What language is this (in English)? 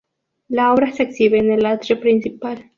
Spanish